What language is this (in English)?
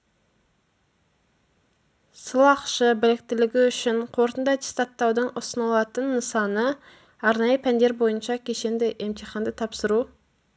Kazakh